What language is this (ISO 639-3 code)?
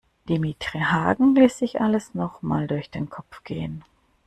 deu